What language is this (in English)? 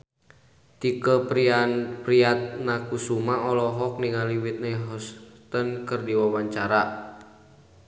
Sundanese